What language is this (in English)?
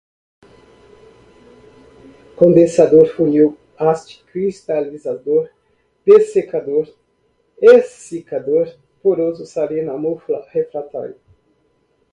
Portuguese